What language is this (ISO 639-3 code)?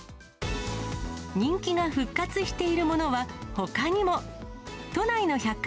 jpn